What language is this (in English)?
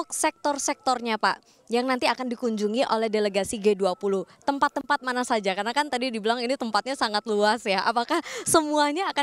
Indonesian